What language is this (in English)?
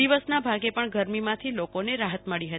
Gujarati